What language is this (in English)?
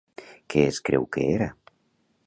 Catalan